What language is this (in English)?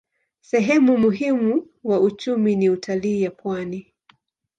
Swahili